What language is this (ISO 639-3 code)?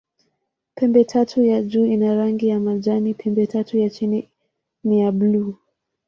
swa